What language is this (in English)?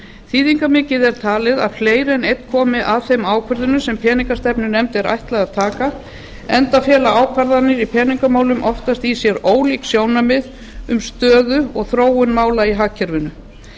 Icelandic